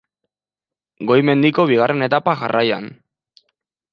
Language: Basque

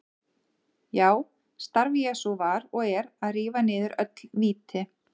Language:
Icelandic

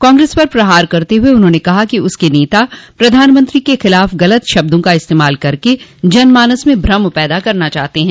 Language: Hindi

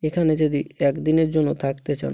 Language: Bangla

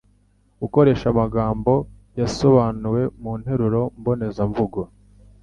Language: Kinyarwanda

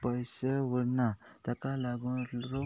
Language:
Konkani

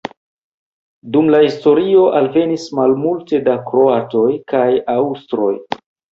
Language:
Esperanto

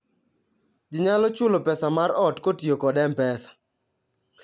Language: Luo (Kenya and Tanzania)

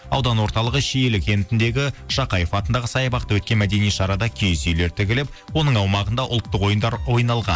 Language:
Kazakh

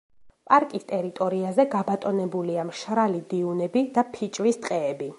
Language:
Georgian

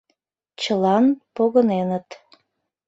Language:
Mari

